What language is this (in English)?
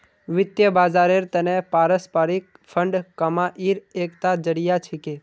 Magahi